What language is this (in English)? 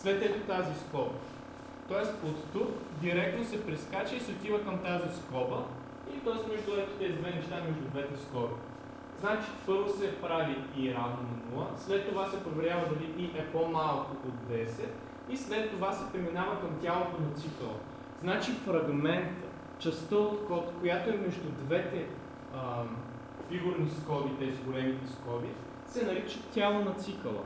Bulgarian